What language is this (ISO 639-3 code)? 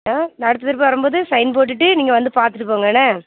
tam